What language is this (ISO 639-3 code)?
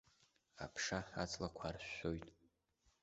abk